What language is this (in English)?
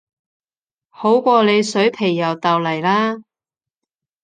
Cantonese